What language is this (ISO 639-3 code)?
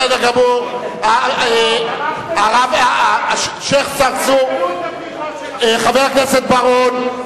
heb